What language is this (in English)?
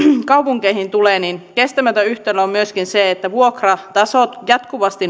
Finnish